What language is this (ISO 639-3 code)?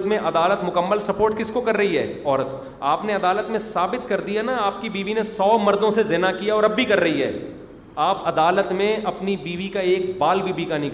urd